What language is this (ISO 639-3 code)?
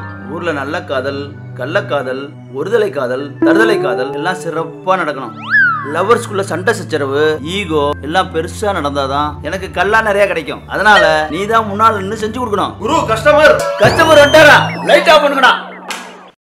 ara